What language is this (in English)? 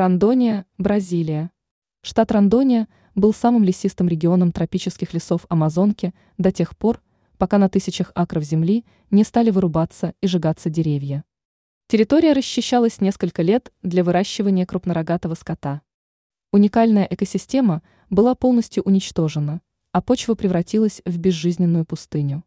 Russian